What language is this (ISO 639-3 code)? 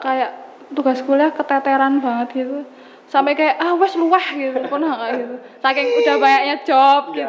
ind